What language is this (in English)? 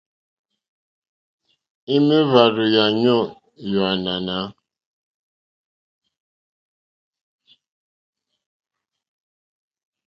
Mokpwe